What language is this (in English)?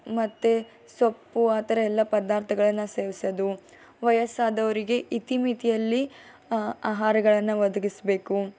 Kannada